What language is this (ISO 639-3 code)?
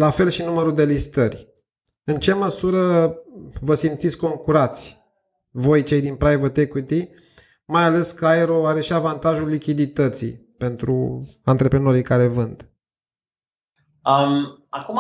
ron